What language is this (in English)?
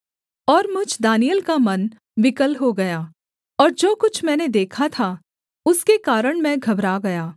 Hindi